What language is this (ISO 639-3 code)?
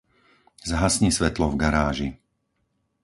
slk